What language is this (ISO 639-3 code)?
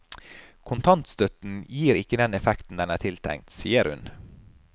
nor